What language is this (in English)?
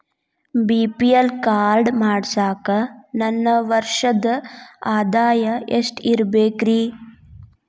Kannada